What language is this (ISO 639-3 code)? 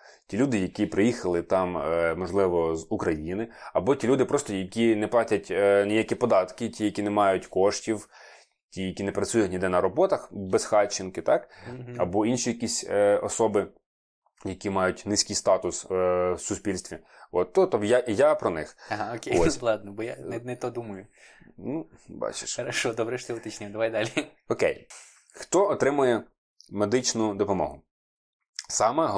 ukr